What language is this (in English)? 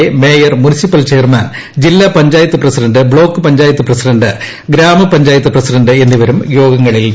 Malayalam